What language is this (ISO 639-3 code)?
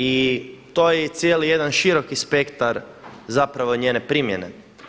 hrv